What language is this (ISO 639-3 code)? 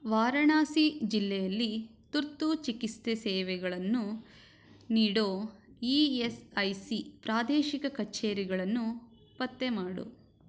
kan